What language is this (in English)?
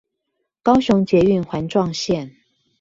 Chinese